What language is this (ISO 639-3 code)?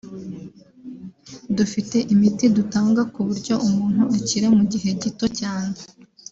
kin